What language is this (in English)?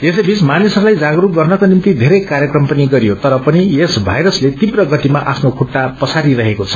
Nepali